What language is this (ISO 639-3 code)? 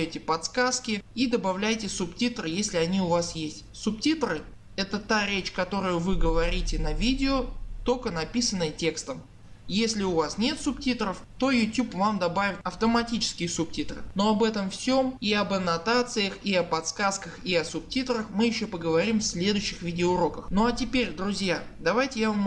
rus